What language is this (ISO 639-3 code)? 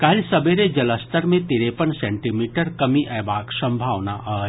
mai